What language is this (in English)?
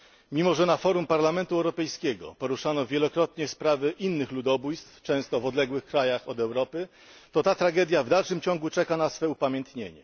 Polish